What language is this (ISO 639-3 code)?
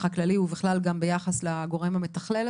heb